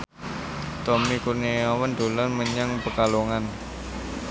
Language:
Javanese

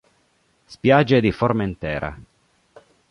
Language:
Italian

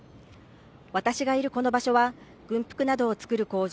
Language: Japanese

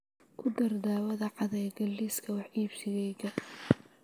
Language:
Somali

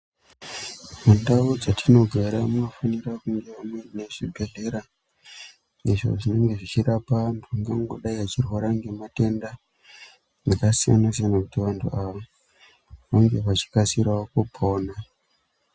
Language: Ndau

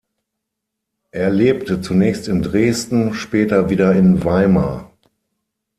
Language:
German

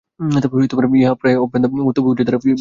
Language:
Bangla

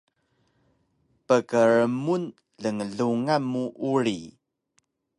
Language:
Taroko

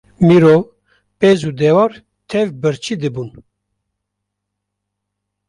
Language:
Kurdish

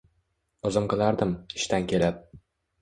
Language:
Uzbek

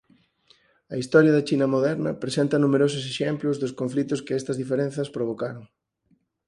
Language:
Galician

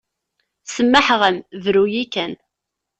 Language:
Kabyle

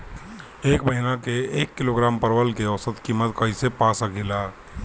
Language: Bhojpuri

